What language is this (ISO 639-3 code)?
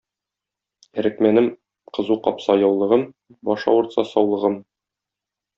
tat